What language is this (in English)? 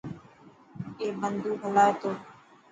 Dhatki